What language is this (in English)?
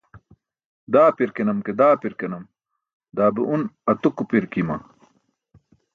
Burushaski